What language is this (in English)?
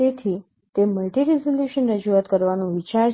Gujarati